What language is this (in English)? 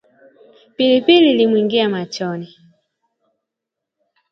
Swahili